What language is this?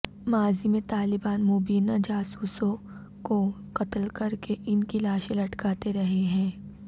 Urdu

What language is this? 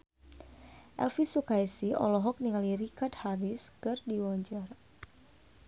Sundanese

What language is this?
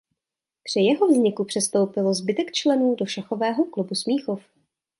Czech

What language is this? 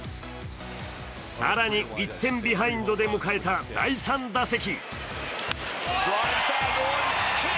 Japanese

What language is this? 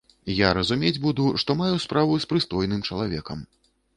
Belarusian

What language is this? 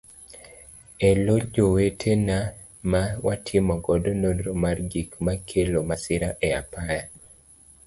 Luo (Kenya and Tanzania)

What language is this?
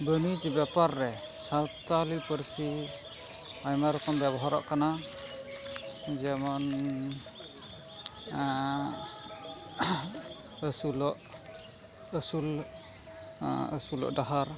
Santali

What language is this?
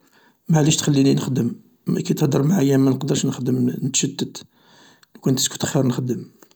Algerian Arabic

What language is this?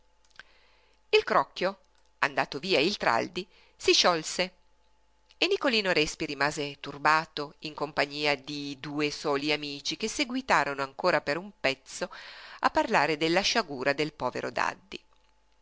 Italian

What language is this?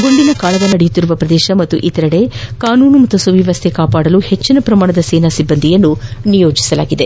Kannada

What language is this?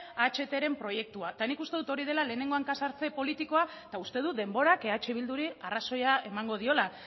Basque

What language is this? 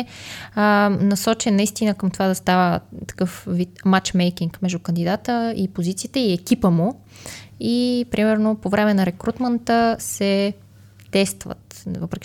Bulgarian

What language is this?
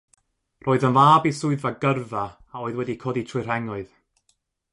Welsh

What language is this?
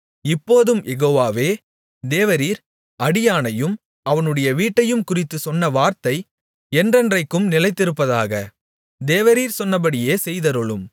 Tamil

